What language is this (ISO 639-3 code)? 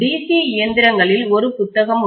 tam